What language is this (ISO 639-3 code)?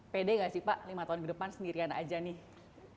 ind